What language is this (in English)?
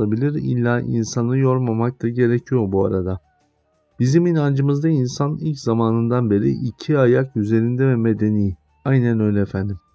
Turkish